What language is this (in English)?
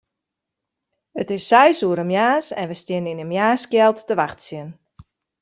Western Frisian